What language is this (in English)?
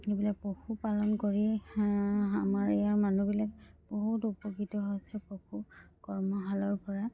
Assamese